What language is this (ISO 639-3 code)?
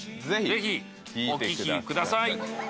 jpn